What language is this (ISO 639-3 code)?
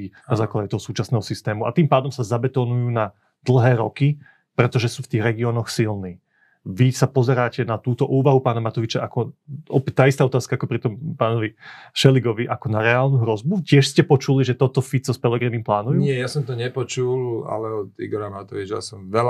slk